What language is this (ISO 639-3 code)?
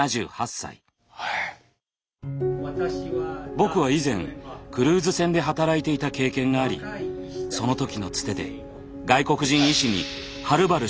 jpn